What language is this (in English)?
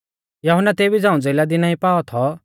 Mahasu Pahari